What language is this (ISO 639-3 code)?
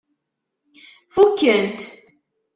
kab